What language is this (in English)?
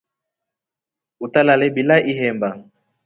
Rombo